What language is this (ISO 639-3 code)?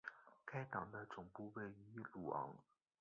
zho